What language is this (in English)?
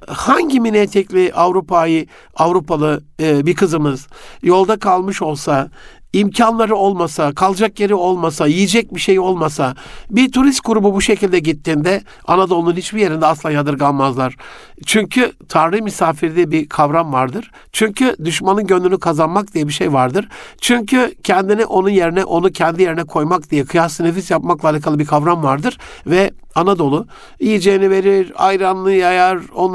Turkish